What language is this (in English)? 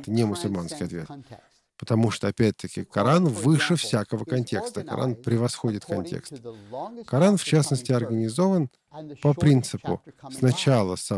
Russian